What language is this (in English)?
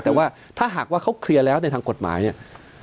Thai